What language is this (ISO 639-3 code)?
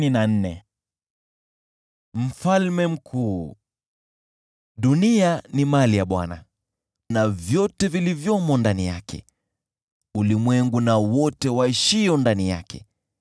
swa